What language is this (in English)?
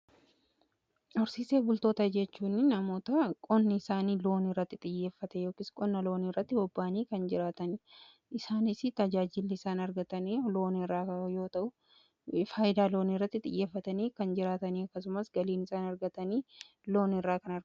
Oromo